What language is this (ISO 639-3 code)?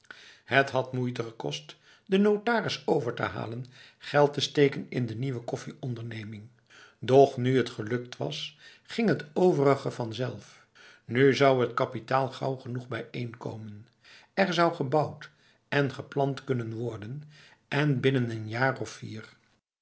nld